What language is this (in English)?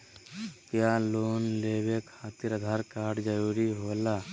Magahi